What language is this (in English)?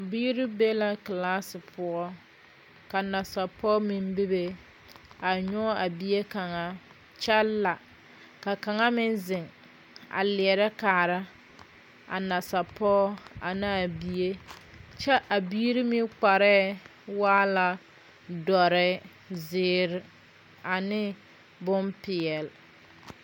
Southern Dagaare